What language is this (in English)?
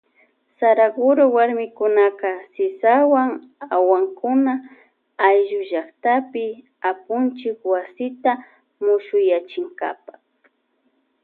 Loja Highland Quichua